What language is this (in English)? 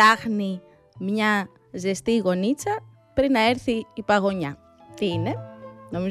Greek